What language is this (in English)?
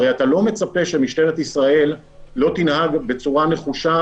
Hebrew